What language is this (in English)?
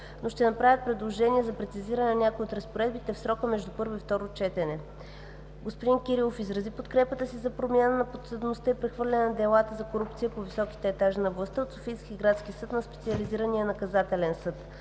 Bulgarian